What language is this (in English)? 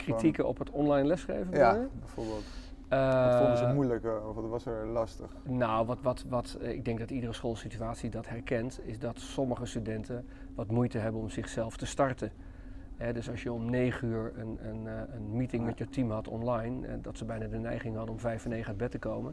Dutch